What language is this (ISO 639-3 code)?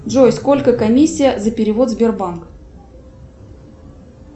rus